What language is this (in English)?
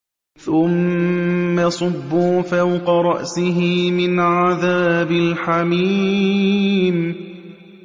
Arabic